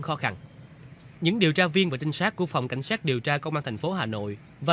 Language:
Vietnamese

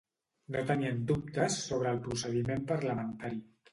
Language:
Catalan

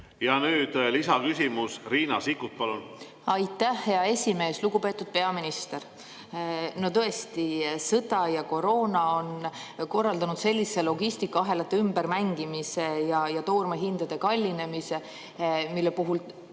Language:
Estonian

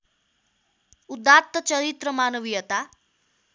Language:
Nepali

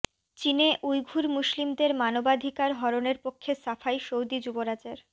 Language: Bangla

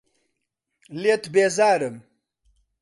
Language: Central Kurdish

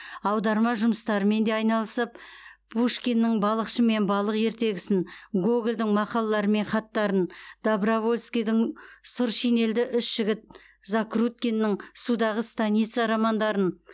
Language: Kazakh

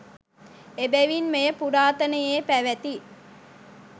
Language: Sinhala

